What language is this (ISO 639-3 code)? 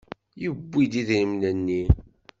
kab